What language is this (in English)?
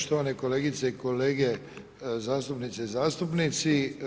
Croatian